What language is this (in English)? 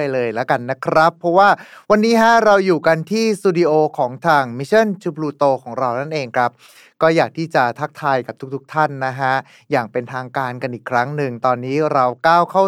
Thai